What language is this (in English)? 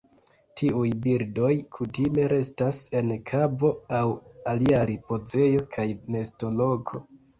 Esperanto